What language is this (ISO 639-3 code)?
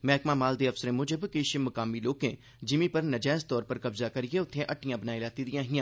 doi